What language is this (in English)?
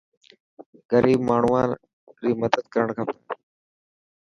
Dhatki